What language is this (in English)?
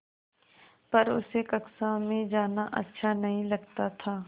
Hindi